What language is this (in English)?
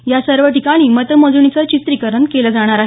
Marathi